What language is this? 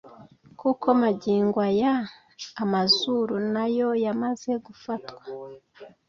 Kinyarwanda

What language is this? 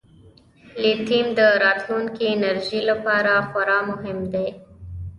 Pashto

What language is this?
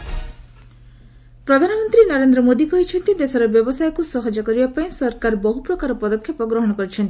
Odia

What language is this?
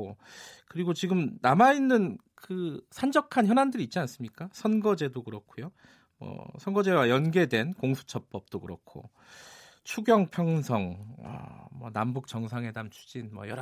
Korean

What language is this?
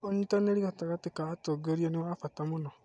Kikuyu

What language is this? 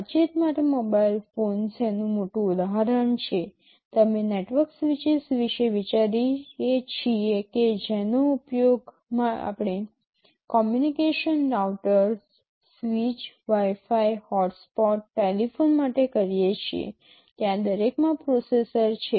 Gujarati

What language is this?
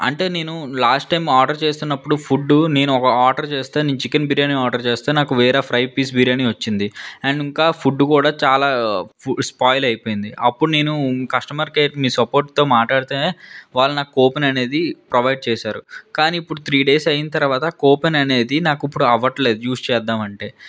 Telugu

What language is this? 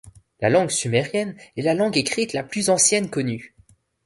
French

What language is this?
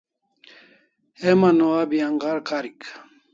Kalasha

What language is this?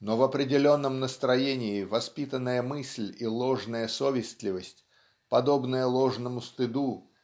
Russian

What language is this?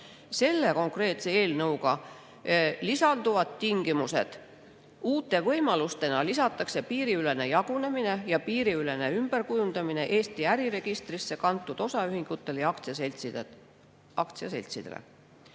Estonian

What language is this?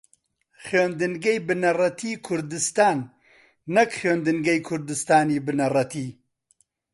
Central Kurdish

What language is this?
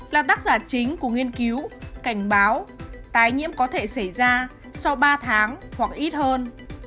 Vietnamese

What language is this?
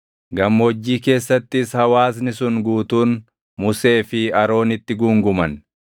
Oromo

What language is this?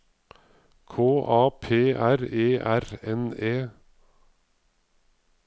Norwegian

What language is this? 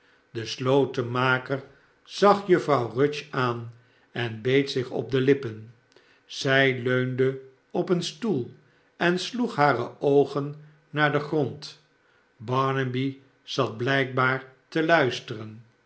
Dutch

